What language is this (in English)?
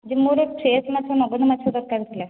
Odia